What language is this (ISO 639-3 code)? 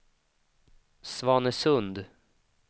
swe